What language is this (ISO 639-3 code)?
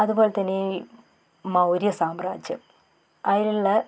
mal